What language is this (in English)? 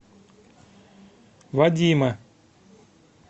Russian